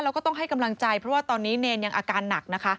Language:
Thai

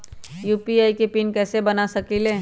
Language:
Magahi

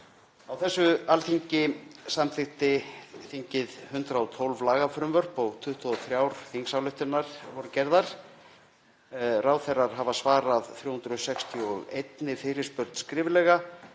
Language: Icelandic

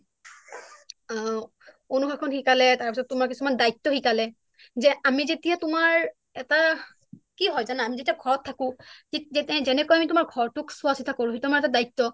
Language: Assamese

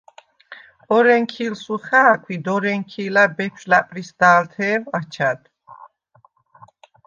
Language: Svan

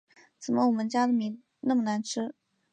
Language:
Chinese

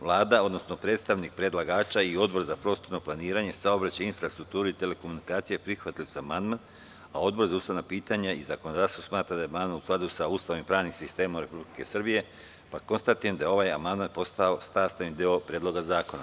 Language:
Serbian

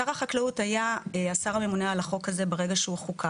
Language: Hebrew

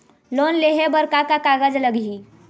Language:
Chhattisgarhi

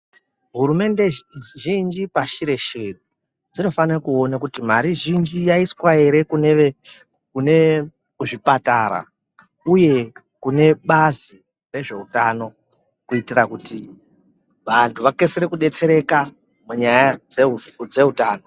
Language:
Ndau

